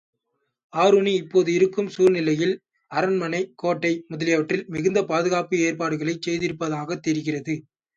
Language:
Tamil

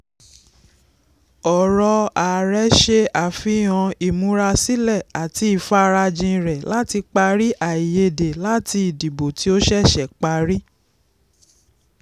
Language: Yoruba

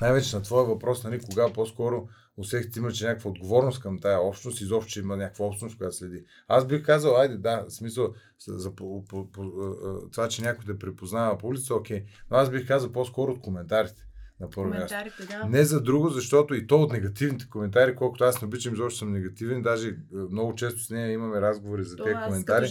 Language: Bulgarian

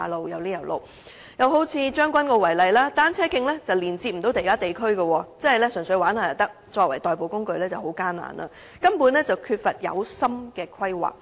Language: Cantonese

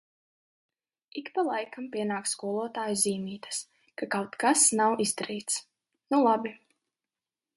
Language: Latvian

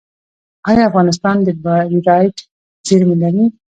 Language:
Pashto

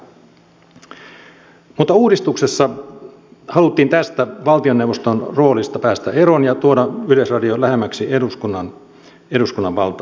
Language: Finnish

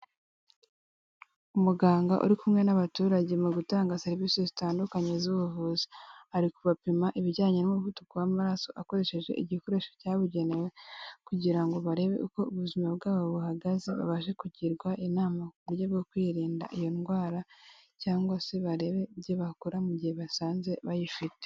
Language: Kinyarwanda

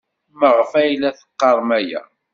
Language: Kabyle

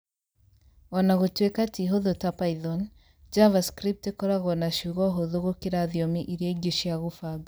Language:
Kikuyu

